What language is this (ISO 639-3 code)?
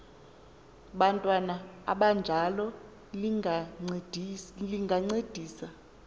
xho